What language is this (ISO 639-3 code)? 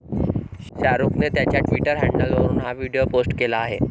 mar